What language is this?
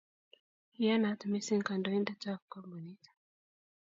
Kalenjin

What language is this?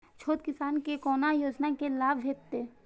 Maithili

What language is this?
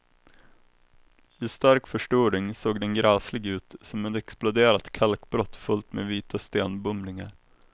Swedish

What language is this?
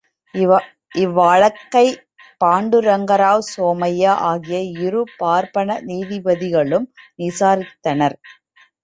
Tamil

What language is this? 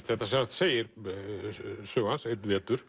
Icelandic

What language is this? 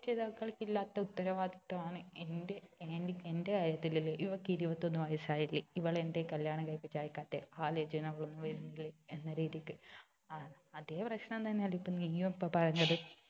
Malayalam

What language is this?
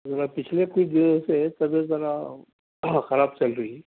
Urdu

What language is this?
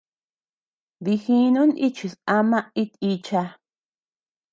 Tepeuxila Cuicatec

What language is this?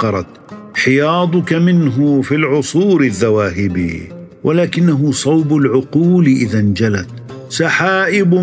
Arabic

